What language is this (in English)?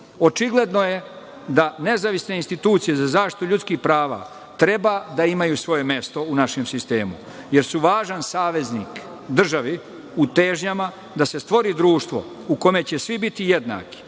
Serbian